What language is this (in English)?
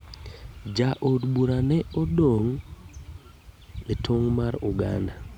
Luo (Kenya and Tanzania)